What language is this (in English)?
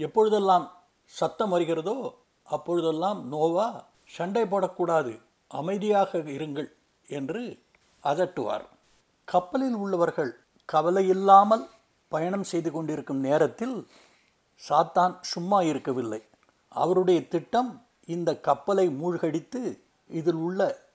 Tamil